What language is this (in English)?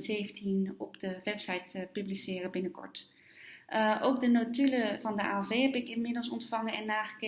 Dutch